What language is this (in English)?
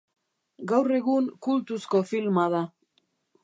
Basque